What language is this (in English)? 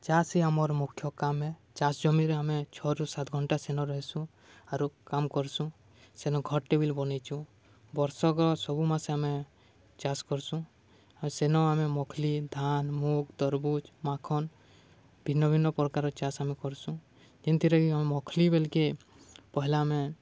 Odia